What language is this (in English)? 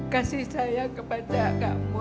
Indonesian